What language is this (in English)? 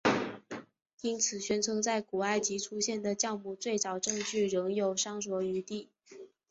Chinese